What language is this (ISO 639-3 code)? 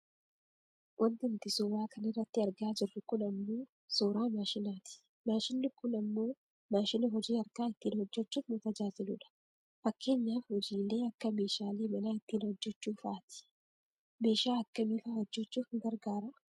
orm